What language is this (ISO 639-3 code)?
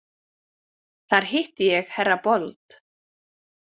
isl